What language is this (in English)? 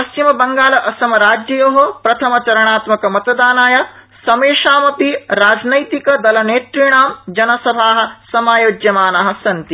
Sanskrit